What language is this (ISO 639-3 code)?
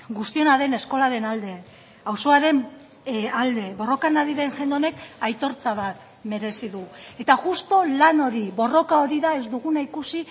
eus